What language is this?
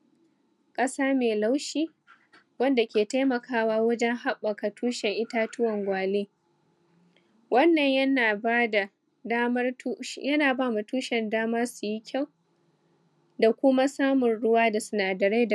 Hausa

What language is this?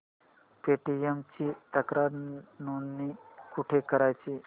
Marathi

